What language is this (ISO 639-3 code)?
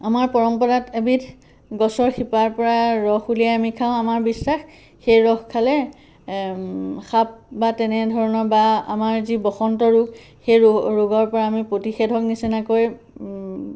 asm